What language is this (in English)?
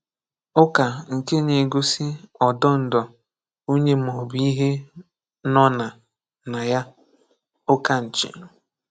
Igbo